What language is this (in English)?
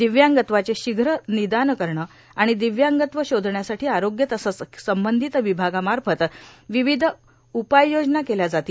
Marathi